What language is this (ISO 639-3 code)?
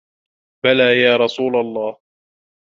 ara